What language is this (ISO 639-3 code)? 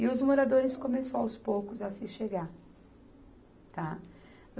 por